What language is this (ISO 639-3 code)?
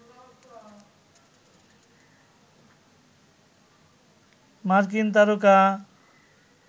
ben